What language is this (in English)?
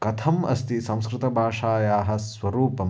Sanskrit